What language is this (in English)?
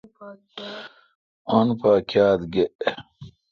Kalkoti